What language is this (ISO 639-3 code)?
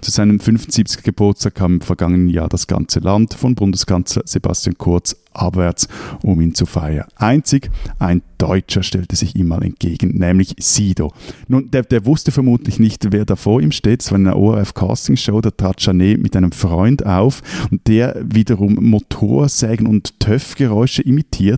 deu